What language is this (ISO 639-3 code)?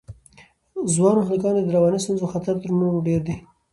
pus